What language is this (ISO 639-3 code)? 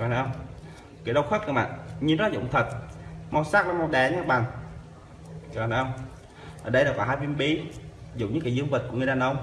vie